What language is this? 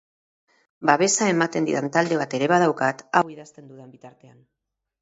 Basque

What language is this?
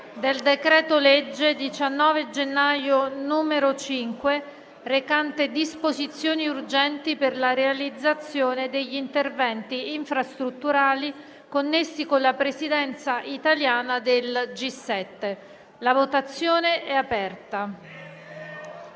Italian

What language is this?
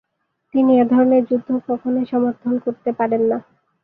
Bangla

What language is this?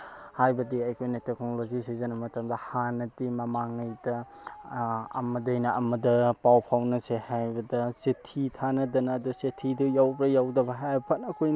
Manipuri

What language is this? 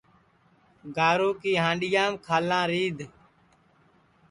Sansi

